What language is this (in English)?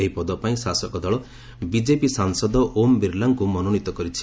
Odia